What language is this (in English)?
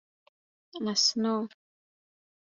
Persian